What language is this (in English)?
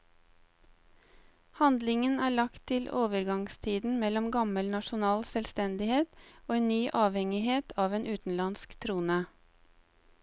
Norwegian